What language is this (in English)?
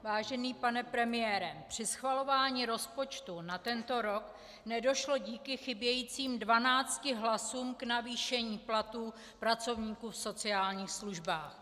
Czech